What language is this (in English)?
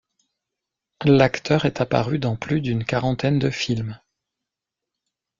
French